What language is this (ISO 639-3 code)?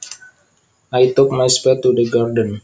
jav